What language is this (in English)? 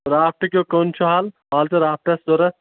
Kashmiri